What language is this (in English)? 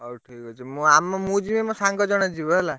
Odia